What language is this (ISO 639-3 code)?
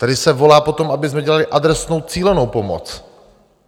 ces